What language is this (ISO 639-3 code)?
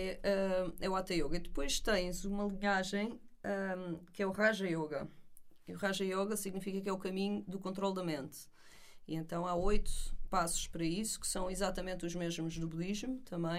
por